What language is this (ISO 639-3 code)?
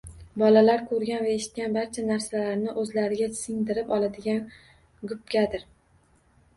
uzb